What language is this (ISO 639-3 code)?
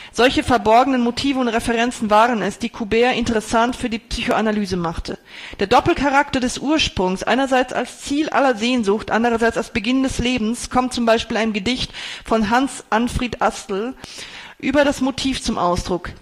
deu